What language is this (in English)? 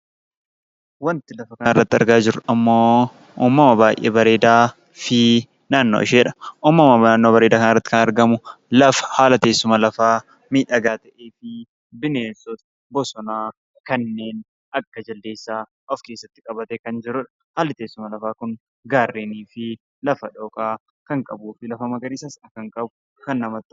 Oromo